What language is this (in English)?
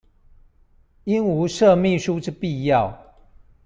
Chinese